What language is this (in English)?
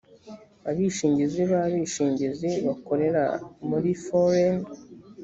Kinyarwanda